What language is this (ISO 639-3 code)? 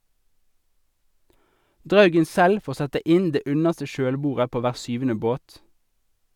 nor